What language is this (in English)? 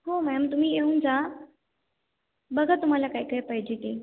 Marathi